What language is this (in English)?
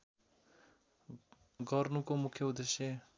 Nepali